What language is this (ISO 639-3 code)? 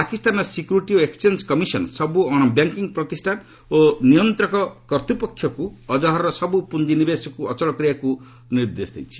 ori